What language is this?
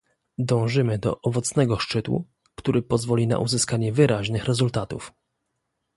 Polish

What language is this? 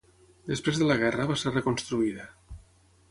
Catalan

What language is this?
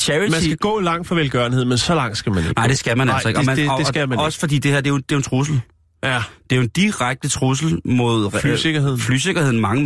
Danish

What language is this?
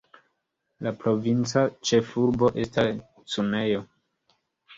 Esperanto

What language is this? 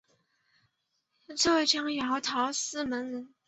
Chinese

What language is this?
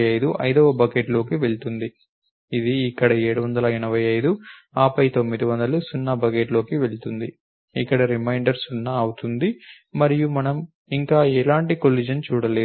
Telugu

